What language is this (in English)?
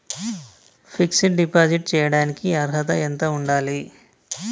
Telugu